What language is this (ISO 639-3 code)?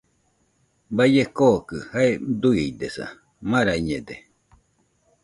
hux